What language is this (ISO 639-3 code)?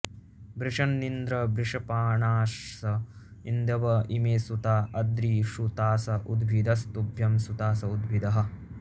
san